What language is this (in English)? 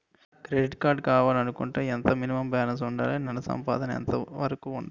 Telugu